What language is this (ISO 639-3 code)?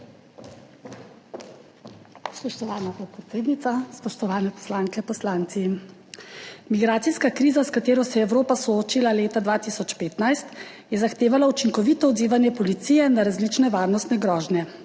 slv